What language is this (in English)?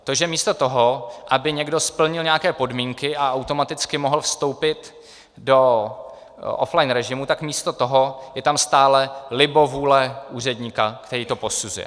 Czech